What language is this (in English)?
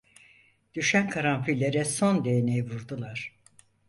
Turkish